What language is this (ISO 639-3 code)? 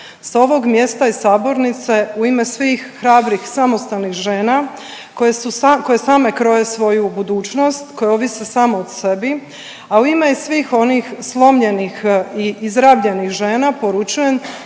hrv